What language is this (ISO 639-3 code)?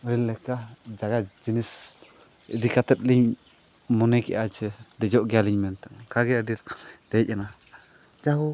sat